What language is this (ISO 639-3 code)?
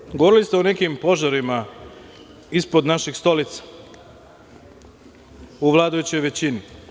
srp